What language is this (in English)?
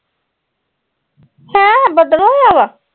Punjabi